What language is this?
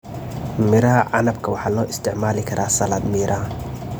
Somali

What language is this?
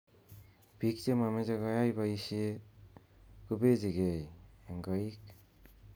Kalenjin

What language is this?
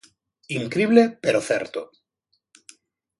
Galician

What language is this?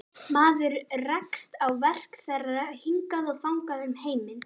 Icelandic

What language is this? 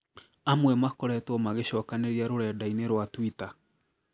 Kikuyu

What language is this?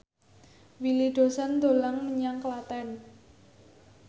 Javanese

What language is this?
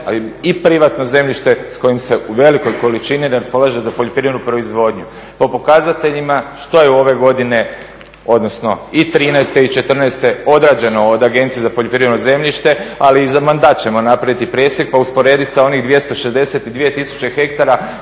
Croatian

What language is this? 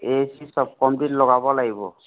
Assamese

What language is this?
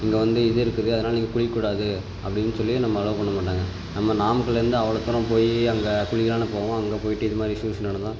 Tamil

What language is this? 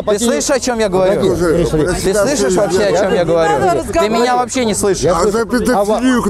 Russian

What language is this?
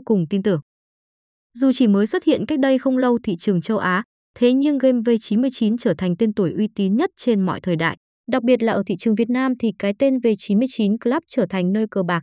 Vietnamese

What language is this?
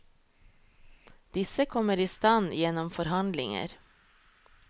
Norwegian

